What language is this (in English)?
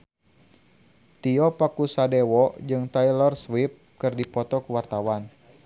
Sundanese